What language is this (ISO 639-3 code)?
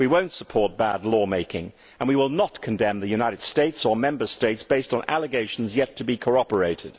eng